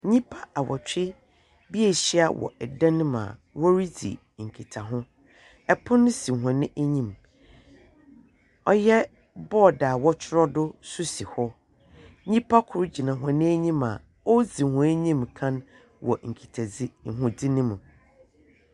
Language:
Akan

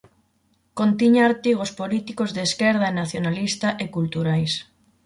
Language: Galician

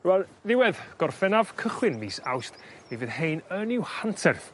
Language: Welsh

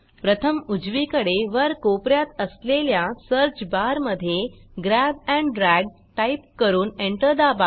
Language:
Marathi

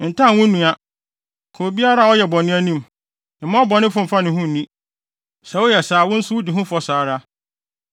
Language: Akan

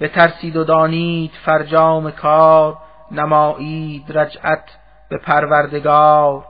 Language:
Persian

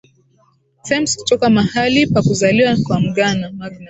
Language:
Swahili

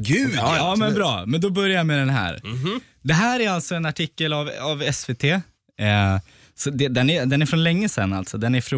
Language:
Swedish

